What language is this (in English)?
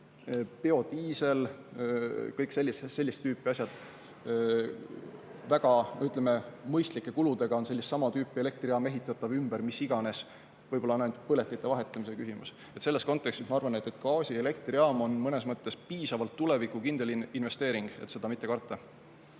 Estonian